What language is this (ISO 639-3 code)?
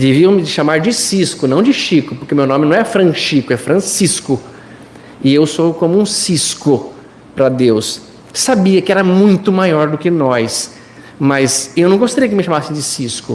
por